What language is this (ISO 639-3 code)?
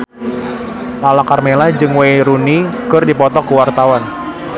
sun